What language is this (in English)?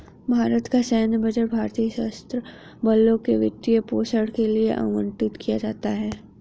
Hindi